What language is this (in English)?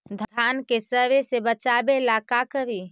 Magahi